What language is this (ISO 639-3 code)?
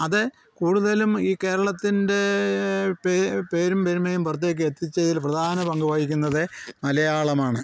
mal